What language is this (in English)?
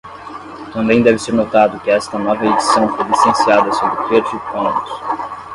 Portuguese